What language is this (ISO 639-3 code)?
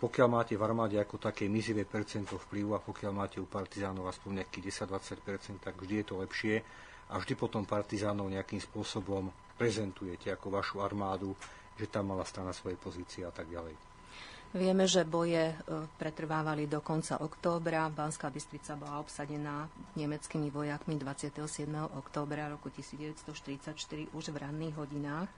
slk